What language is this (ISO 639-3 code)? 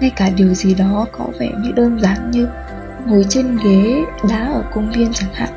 vie